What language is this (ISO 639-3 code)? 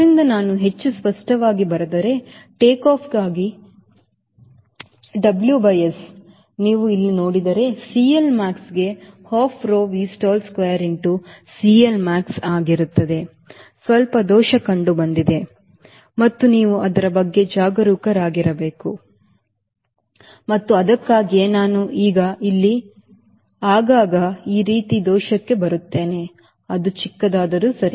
kan